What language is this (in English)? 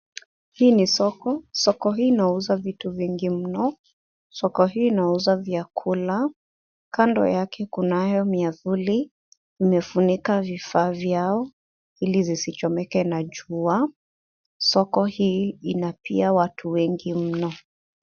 Swahili